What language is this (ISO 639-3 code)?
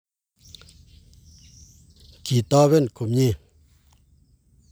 kln